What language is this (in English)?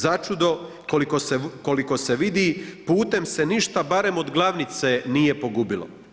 Croatian